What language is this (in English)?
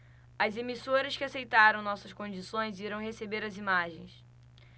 Portuguese